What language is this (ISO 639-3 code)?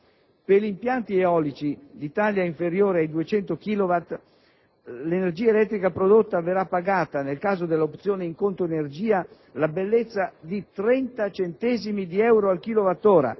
ita